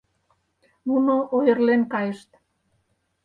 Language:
Mari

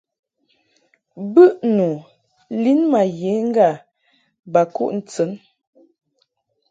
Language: Mungaka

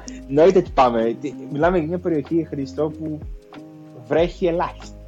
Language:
Greek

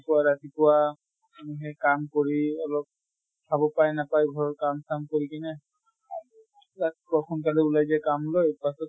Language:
Assamese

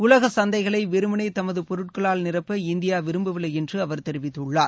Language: Tamil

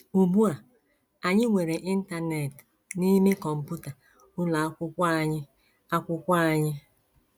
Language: Igbo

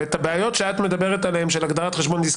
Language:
Hebrew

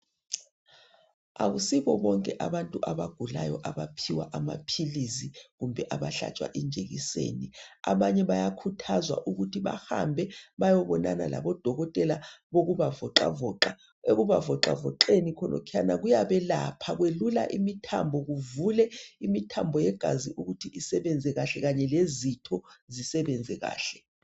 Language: North Ndebele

